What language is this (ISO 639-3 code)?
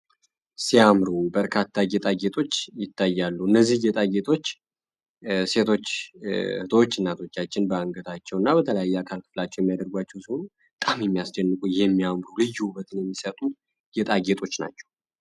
amh